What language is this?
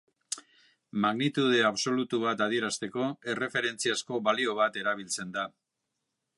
Basque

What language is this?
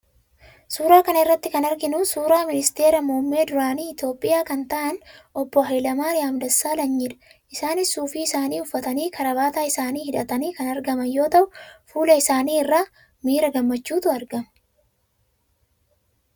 Oromo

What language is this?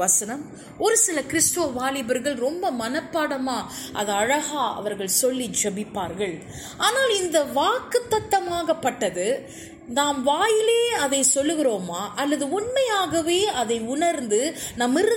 Tamil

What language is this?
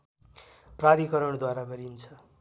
Nepali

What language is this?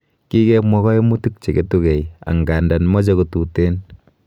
Kalenjin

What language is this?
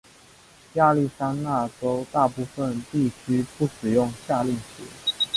Chinese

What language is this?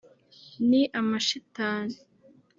Kinyarwanda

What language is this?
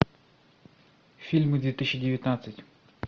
Russian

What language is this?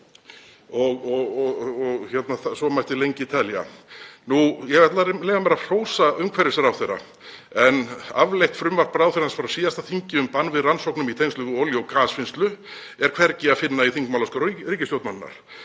Icelandic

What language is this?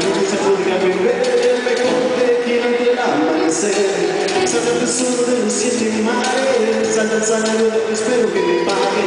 Arabic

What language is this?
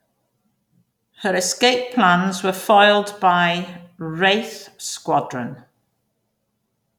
English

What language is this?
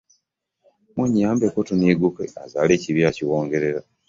Ganda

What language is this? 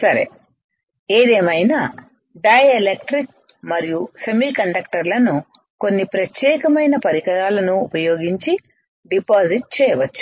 Telugu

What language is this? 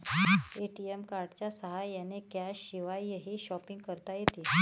Marathi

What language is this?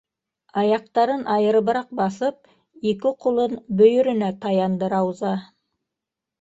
Bashkir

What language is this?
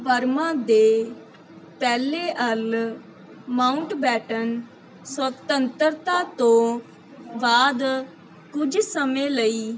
Punjabi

